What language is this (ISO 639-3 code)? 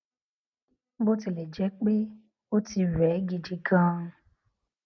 yor